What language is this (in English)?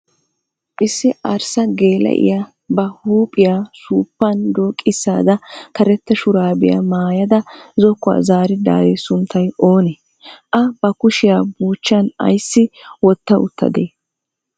Wolaytta